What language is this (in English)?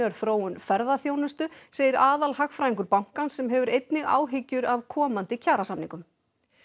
Icelandic